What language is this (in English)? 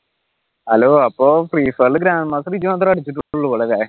Malayalam